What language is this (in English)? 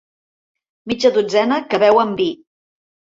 Catalan